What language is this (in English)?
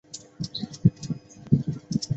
Chinese